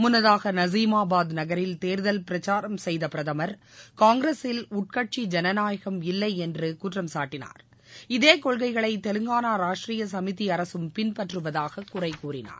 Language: Tamil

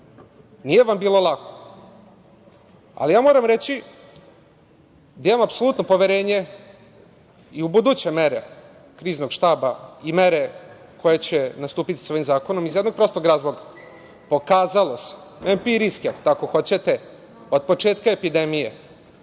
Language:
Serbian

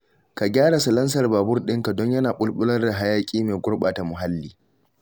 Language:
Hausa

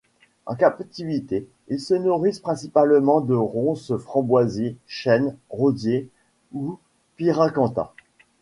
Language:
French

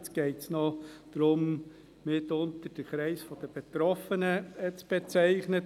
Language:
Swiss German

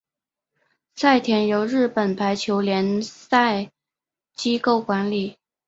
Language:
Chinese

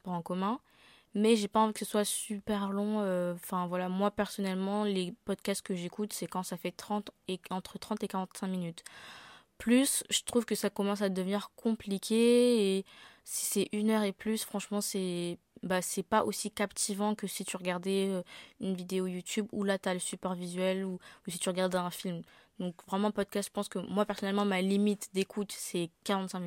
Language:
French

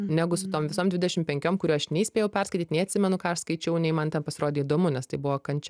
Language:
Lithuanian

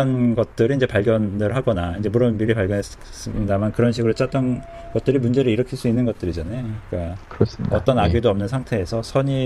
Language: Korean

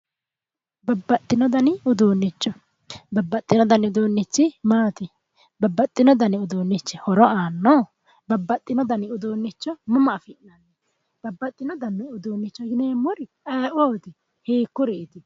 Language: Sidamo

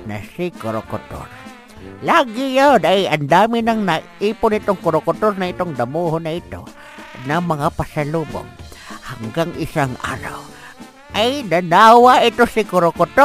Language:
Filipino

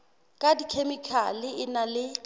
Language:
Southern Sotho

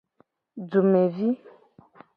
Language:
Gen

